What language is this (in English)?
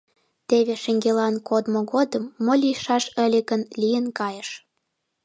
Mari